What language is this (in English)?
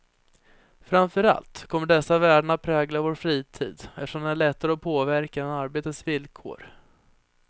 Swedish